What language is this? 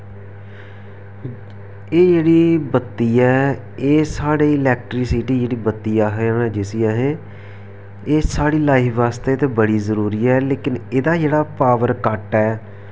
Dogri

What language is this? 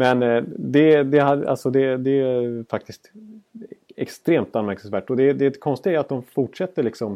Swedish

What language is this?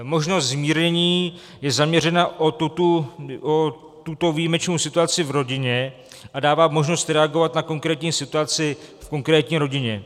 Czech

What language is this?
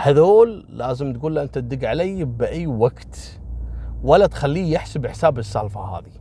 Arabic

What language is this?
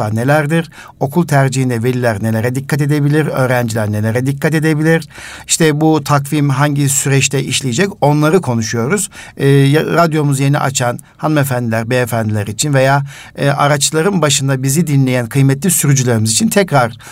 Turkish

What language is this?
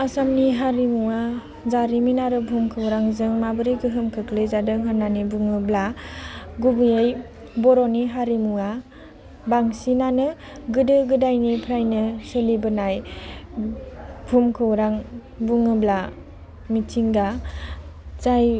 Bodo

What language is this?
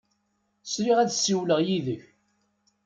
Kabyle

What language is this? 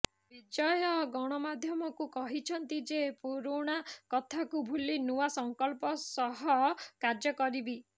Odia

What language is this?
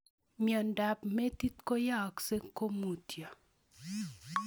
Kalenjin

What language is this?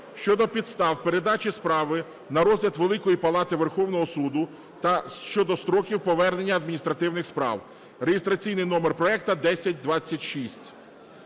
Ukrainian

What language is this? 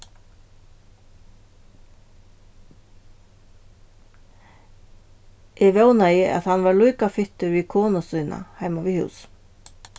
Faroese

